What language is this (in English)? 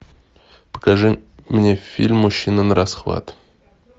Russian